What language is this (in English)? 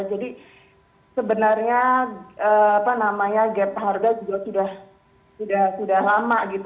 Indonesian